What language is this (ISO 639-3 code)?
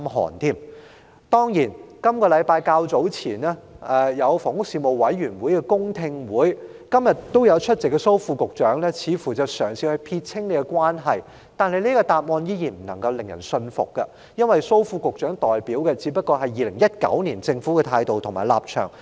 yue